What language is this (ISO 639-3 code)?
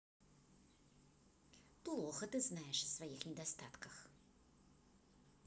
rus